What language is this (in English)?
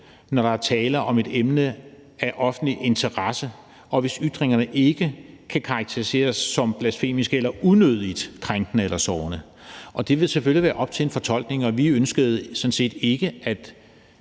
Danish